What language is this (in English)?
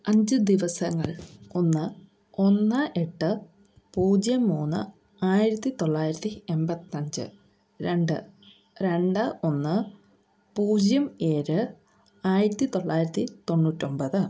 Malayalam